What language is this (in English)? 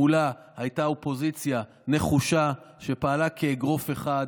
Hebrew